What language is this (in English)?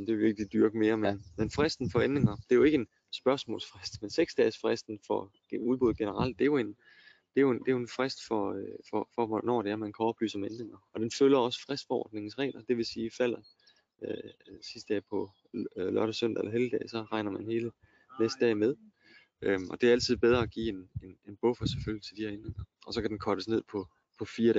Danish